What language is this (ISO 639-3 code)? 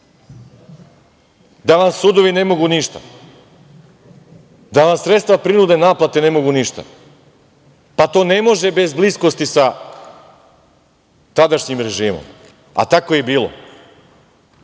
srp